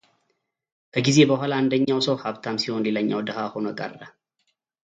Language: Amharic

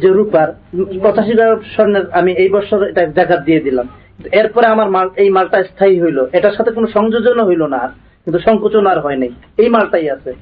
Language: Bangla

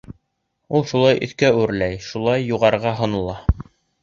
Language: Bashkir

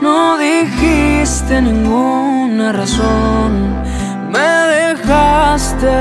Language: Romanian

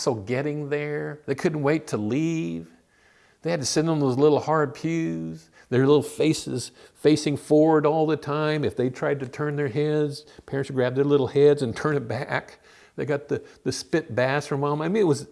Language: English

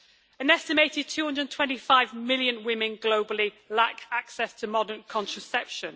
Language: English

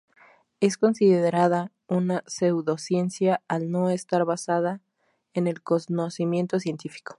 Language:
Spanish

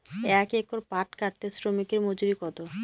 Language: Bangla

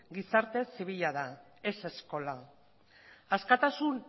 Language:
Basque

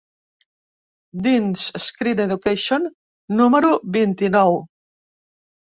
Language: Catalan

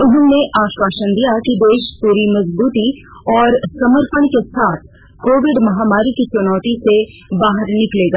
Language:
Hindi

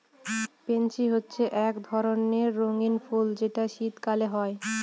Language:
Bangla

